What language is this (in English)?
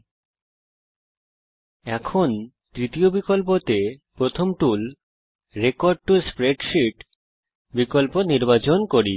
Bangla